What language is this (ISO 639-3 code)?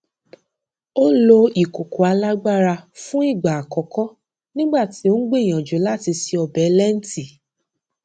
yor